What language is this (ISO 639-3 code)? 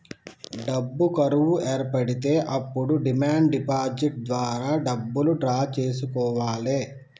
tel